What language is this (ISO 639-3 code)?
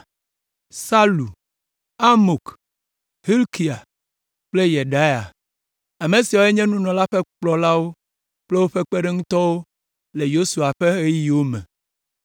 ewe